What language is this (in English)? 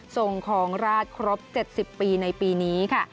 Thai